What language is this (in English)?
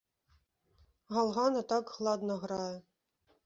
Belarusian